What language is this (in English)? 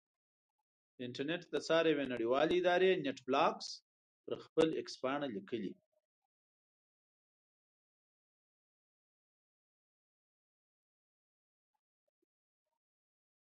Pashto